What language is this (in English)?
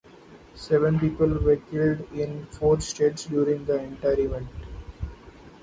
English